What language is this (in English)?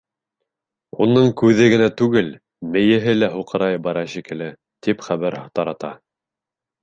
Bashkir